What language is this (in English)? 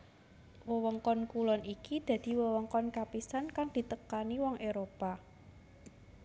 Javanese